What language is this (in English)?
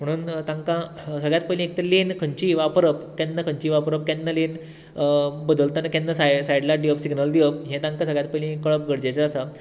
Konkani